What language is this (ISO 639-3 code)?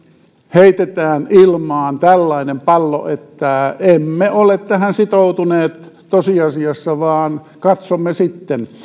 fin